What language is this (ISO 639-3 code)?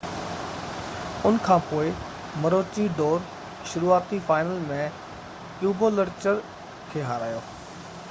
snd